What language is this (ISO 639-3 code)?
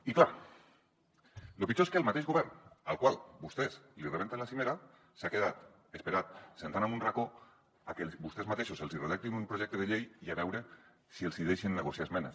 cat